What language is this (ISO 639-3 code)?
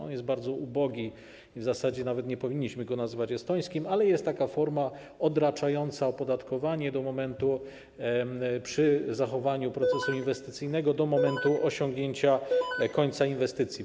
pol